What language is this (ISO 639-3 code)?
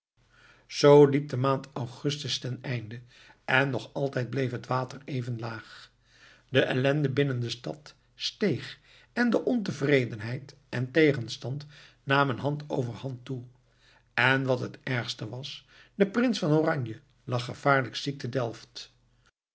nld